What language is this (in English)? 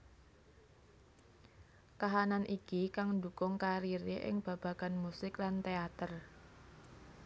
Javanese